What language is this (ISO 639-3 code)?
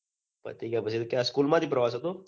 guj